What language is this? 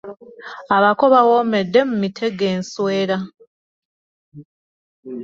Ganda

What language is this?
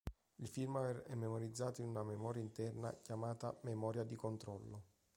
Italian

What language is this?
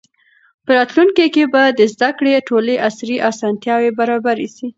Pashto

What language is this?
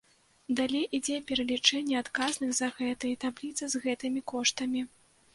Belarusian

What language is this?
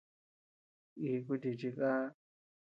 Tepeuxila Cuicatec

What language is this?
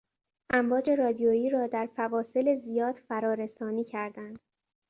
Persian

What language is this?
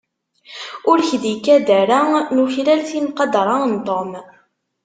Kabyle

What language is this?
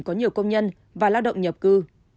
Vietnamese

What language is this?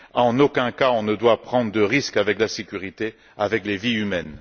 French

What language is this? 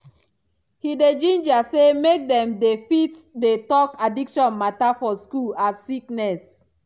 Nigerian Pidgin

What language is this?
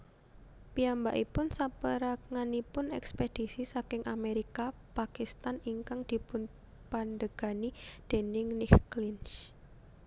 Javanese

